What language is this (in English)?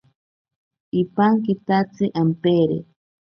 Ashéninka Perené